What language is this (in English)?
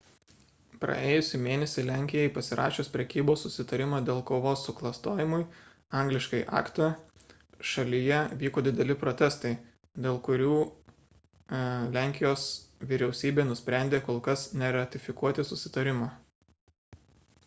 Lithuanian